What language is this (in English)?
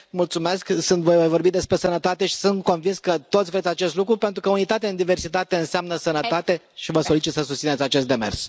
Romanian